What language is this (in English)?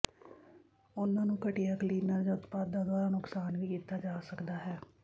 Punjabi